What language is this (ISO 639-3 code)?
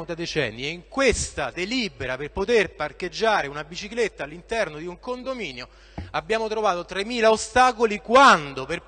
ita